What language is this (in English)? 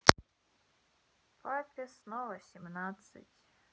Russian